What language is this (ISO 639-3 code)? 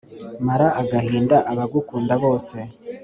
kin